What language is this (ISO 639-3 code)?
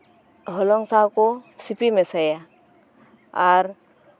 sat